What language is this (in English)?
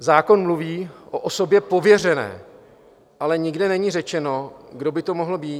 Czech